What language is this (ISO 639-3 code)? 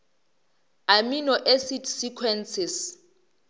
nso